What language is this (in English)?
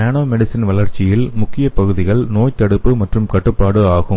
Tamil